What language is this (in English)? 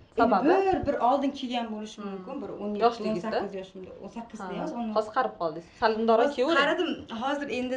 Turkish